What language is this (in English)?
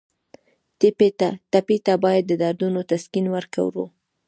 Pashto